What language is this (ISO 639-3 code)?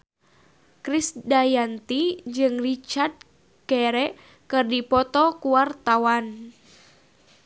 sun